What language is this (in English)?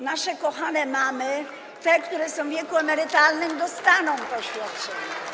Polish